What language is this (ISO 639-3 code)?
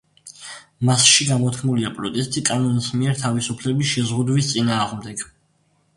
kat